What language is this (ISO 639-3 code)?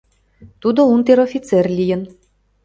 chm